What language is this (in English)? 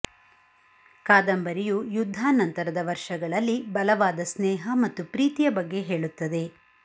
Kannada